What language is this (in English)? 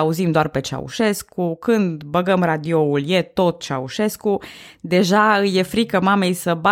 Romanian